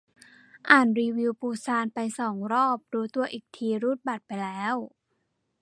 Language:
Thai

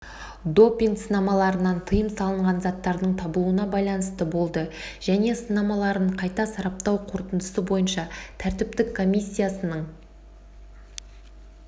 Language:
Kazakh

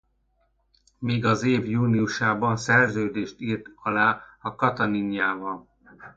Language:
Hungarian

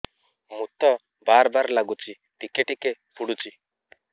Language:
Odia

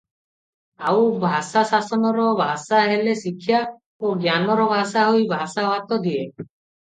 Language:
Odia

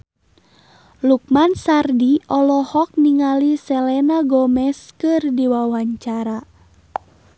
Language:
Sundanese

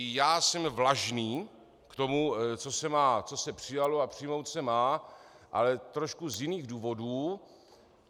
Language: Czech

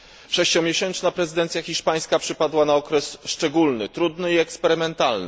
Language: Polish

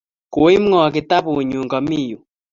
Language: Kalenjin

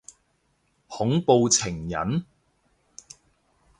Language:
Cantonese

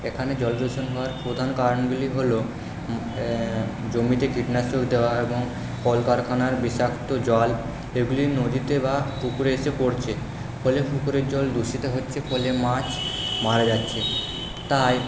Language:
Bangla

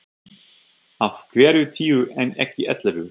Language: Icelandic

